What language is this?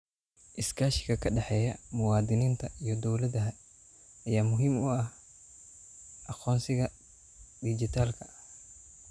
Somali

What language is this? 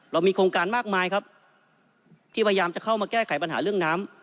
Thai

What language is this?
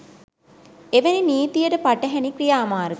Sinhala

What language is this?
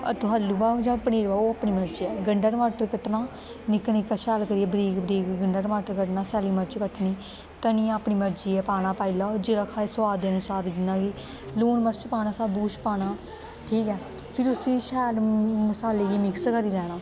Dogri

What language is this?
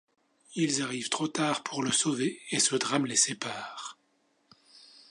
French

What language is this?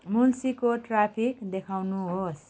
Nepali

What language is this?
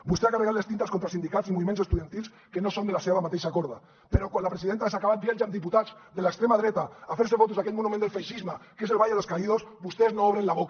Catalan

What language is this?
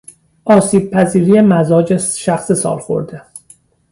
Persian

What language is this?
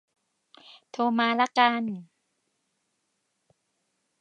Thai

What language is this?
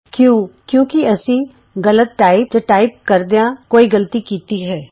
Punjabi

